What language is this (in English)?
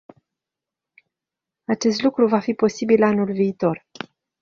Romanian